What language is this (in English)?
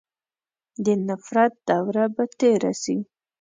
Pashto